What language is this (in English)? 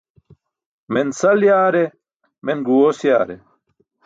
Burushaski